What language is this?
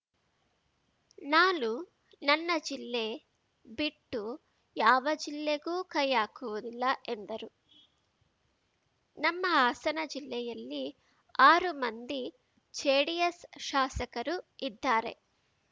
Kannada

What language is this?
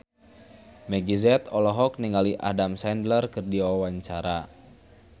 Sundanese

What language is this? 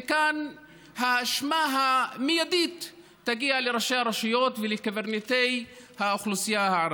Hebrew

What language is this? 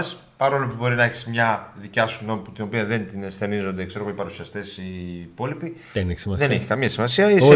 Greek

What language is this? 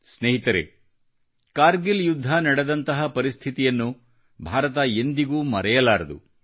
Kannada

